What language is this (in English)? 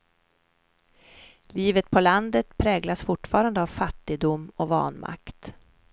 Swedish